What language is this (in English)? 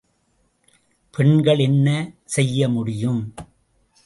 Tamil